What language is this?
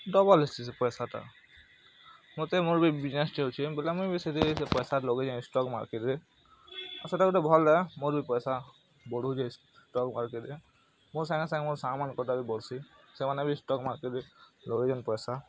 Odia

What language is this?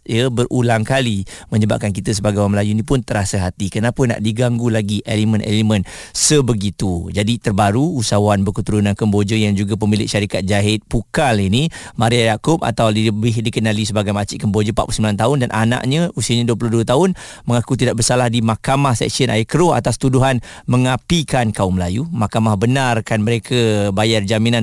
Malay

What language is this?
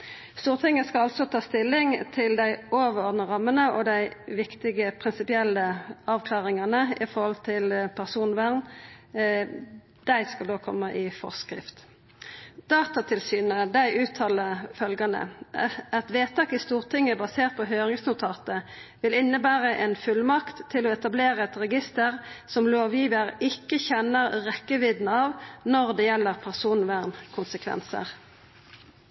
Norwegian Nynorsk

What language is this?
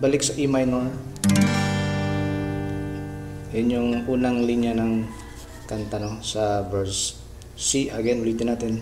Filipino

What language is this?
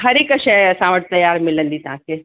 Sindhi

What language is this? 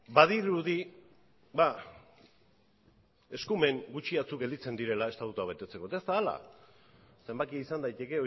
Basque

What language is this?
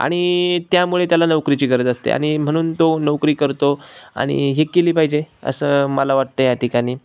Marathi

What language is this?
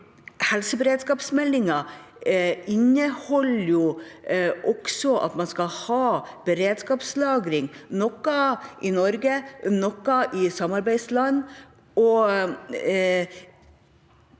Norwegian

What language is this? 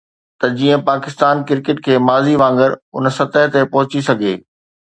Sindhi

